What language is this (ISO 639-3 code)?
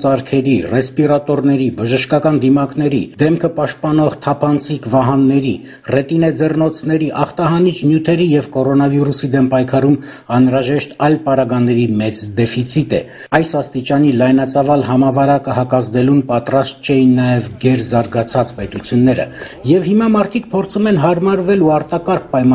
tur